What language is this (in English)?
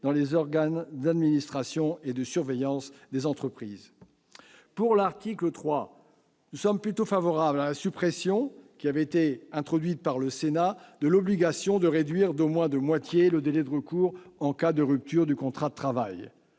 French